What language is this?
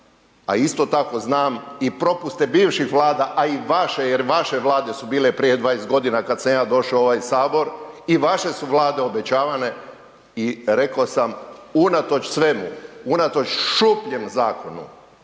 Croatian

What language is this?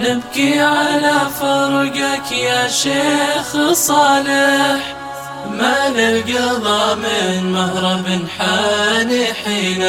Arabic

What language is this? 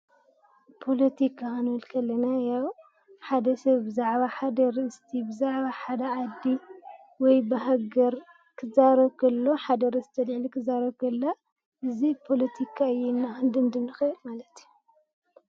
Tigrinya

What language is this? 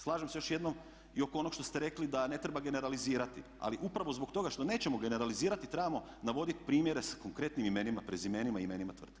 Croatian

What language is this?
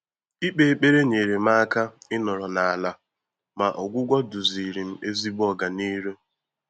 Igbo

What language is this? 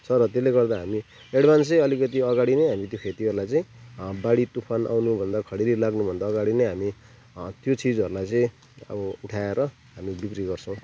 Nepali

